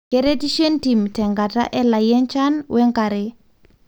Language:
Masai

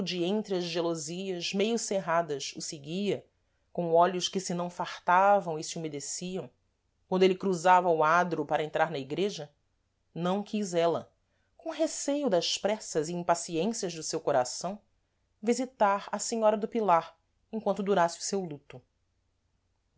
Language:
Portuguese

